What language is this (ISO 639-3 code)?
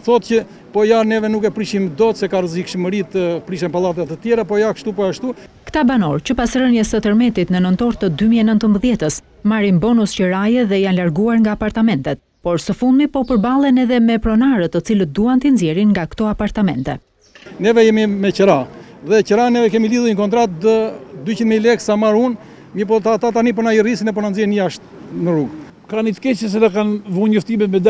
ron